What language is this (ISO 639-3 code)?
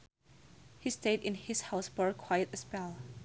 sun